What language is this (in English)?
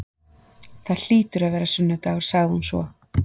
Icelandic